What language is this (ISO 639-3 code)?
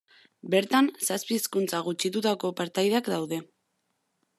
eus